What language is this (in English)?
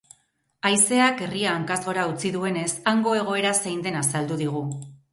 Basque